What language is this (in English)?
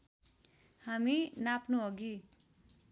Nepali